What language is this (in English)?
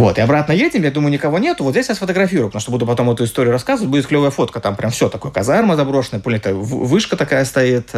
Russian